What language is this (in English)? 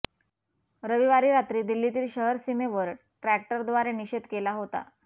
Marathi